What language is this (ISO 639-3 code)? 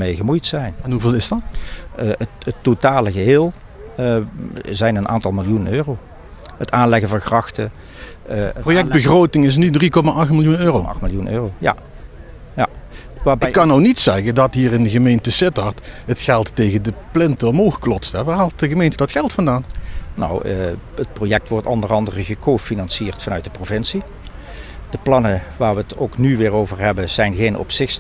nld